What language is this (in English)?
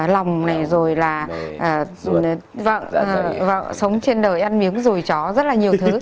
Vietnamese